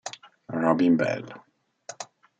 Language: Italian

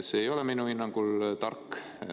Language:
Estonian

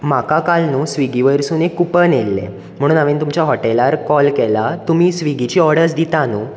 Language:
Konkani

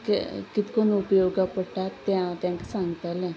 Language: Konkani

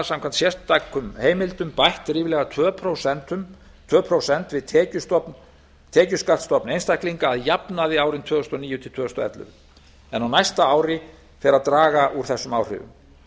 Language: Icelandic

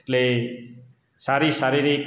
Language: Gujarati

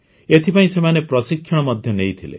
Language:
Odia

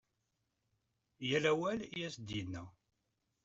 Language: Kabyle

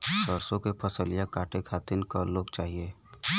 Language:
Bhojpuri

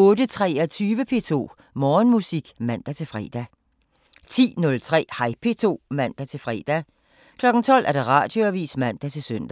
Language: Danish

